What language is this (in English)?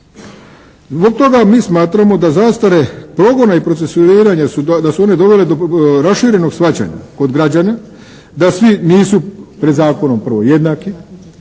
Croatian